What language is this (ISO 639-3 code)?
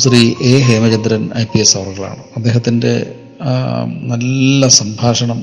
mal